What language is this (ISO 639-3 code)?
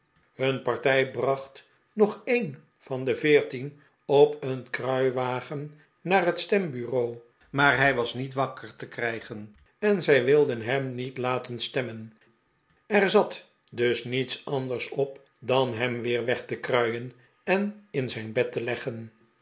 nld